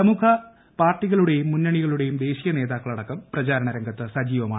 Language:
Malayalam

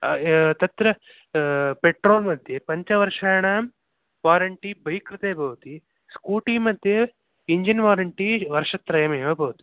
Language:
Sanskrit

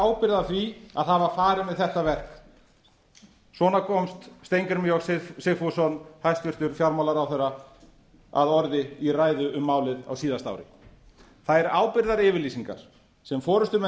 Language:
Icelandic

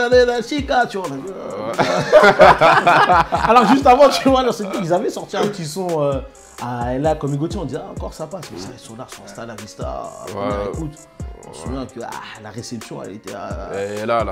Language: French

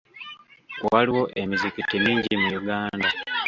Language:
Ganda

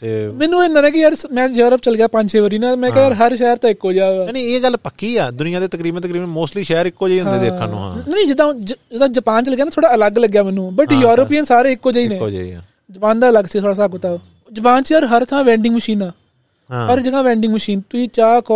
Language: Punjabi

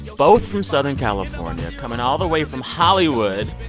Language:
English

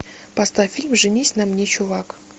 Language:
Russian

